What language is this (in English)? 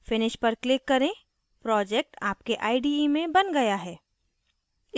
Hindi